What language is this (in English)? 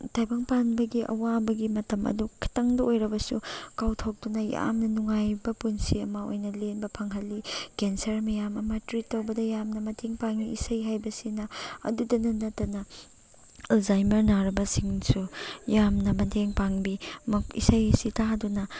Manipuri